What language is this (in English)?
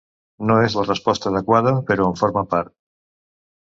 Catalan